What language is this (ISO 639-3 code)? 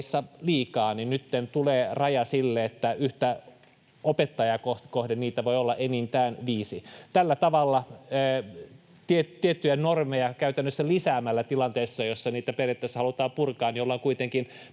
fin